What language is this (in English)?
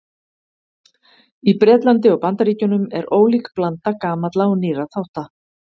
Icelandic